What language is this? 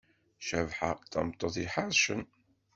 Kabyle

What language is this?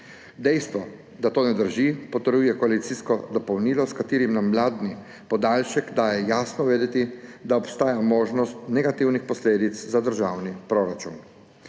Slovenian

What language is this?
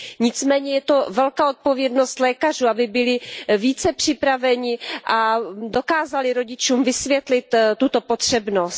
Czech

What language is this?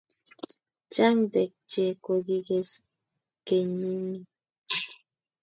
Kalenjin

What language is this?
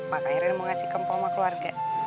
Indonesian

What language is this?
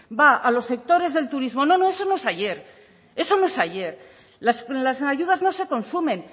Spanish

